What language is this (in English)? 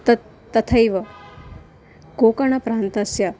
Sanskrit